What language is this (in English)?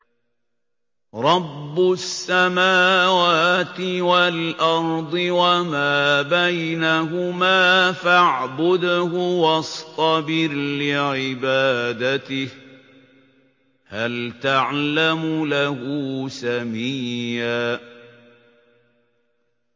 Arabic